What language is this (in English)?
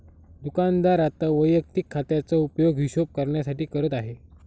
Marathi